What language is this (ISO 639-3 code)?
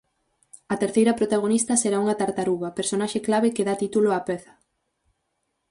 glg